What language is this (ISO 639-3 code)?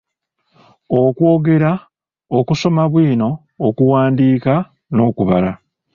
lug